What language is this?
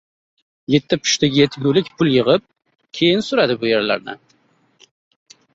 Uzbek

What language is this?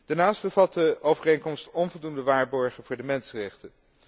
Dutch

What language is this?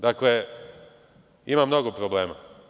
Serbian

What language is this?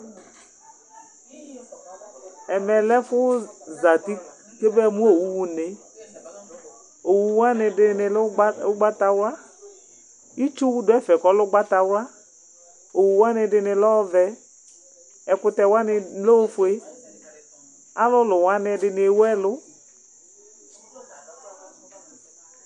Ikposo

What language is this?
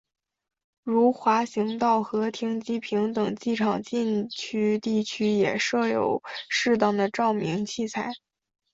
Chinese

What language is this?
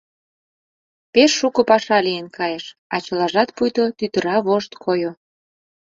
Mari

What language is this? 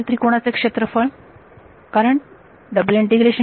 Marathi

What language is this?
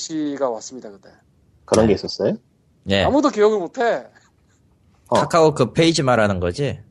Korean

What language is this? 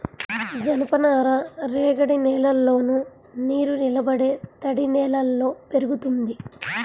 Telugu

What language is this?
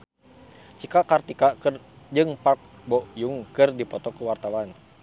Sundanese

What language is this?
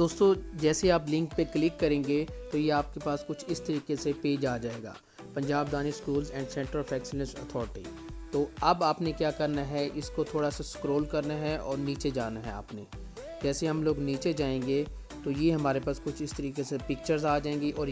English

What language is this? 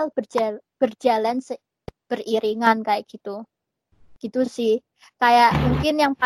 Indonesian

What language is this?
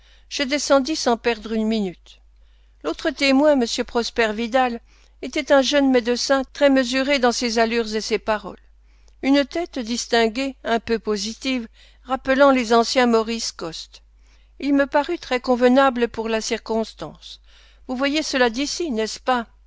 French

